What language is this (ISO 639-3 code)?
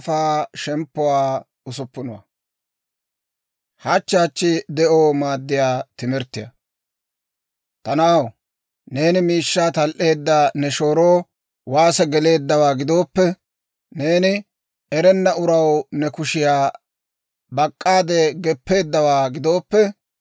dwr